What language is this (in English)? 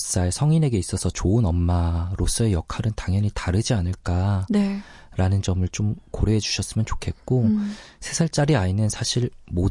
Korean